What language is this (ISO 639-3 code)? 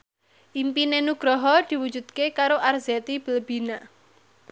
jav